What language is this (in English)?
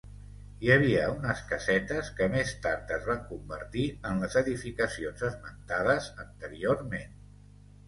Catalan